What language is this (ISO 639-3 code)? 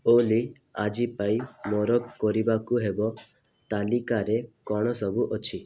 ori